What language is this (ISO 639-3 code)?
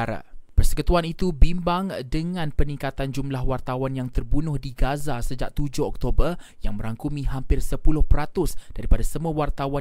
msa